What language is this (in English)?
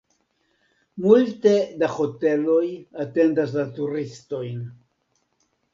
Esperanto